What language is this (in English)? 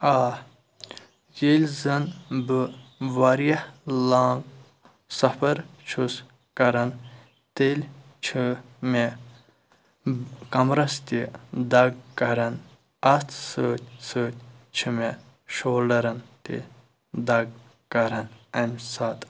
Kashmiri